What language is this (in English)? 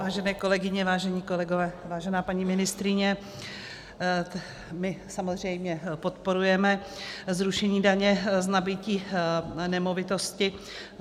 Czech